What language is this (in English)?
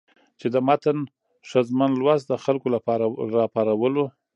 Pashto